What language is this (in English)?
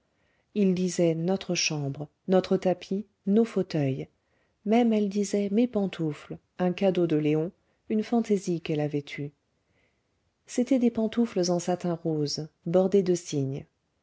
French